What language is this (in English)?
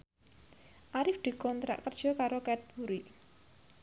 Javanese